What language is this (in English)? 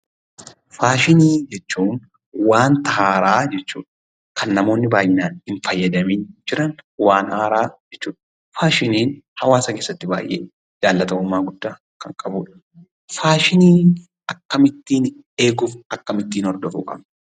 Oromo